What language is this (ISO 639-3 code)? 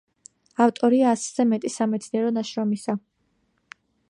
kat